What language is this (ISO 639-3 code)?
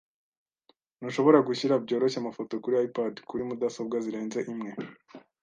kin